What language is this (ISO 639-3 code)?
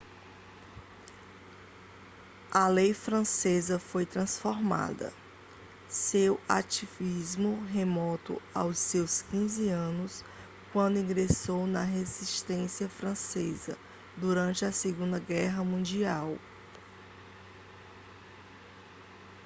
por